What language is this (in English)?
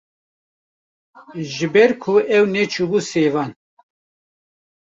Kurdish